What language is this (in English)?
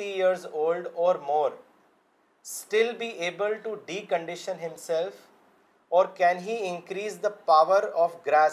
Urdu